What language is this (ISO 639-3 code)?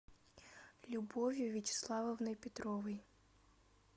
rus